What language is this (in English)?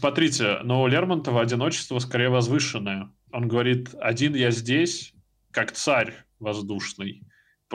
Russian